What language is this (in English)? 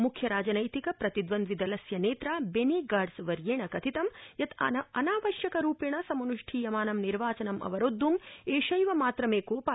Sanskrit